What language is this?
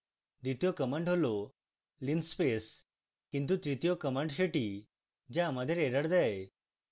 Bangla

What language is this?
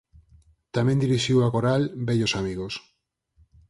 Galician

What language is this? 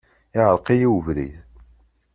Kabyle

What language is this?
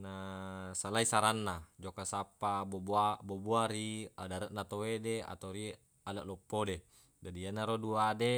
Buginese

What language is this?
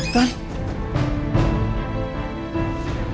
Indonesian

